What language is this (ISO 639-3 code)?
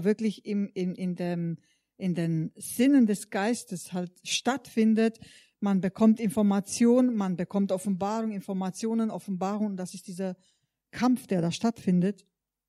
deu